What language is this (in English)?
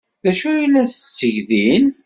Kabyle